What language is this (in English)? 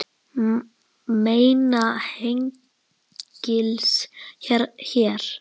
Icelandic